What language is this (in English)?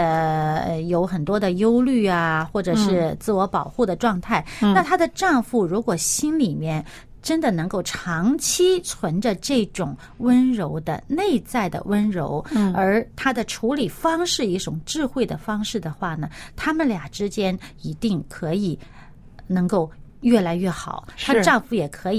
Chinese